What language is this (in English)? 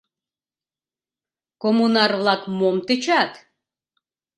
Mari